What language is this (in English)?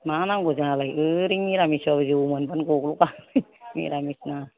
Bodo